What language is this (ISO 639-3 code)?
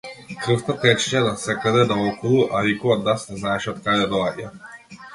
mkd